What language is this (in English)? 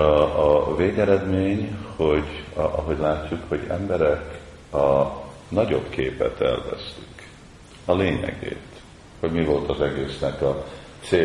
Hungarian